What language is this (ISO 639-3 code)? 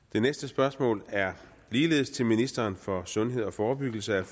dan